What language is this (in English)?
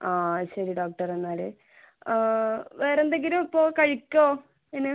Malayalam